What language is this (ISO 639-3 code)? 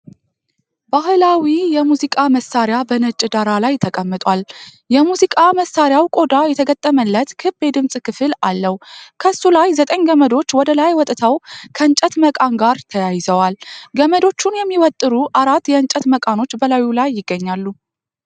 amh